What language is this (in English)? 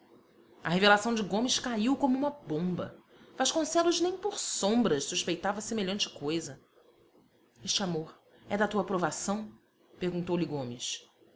Portuguese